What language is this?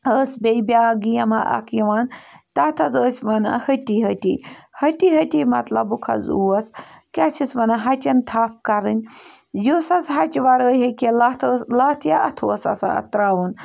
Kashmiri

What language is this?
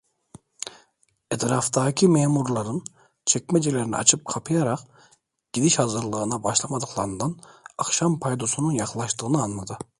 Turkish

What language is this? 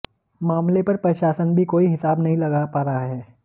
Hindi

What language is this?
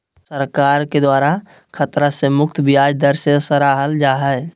Magahi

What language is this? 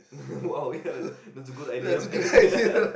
English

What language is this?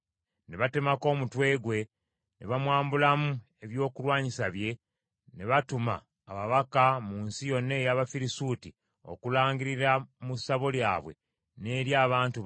Ganda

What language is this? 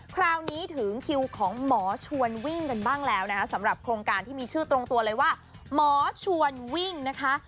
Thai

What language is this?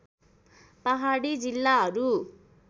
Nepali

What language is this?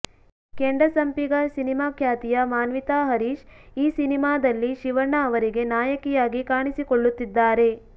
Kannada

